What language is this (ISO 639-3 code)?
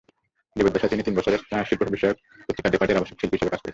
ben